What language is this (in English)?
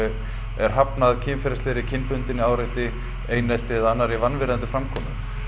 Icelandic